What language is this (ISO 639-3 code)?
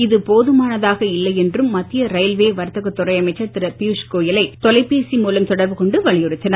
tam